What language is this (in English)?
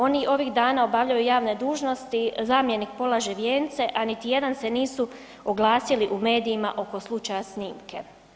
Croatian